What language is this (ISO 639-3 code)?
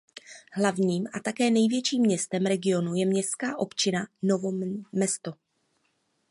ces